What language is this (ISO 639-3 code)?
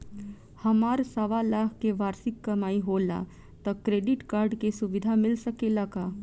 bho